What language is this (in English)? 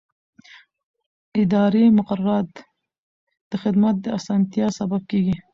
Pashto